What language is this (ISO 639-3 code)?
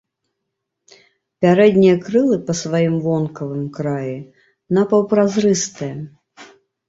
bel